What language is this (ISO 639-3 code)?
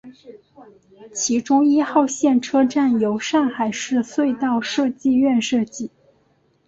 zho